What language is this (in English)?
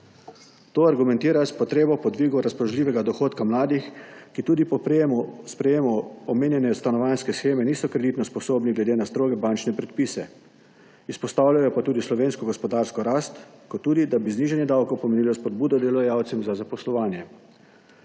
Slovenian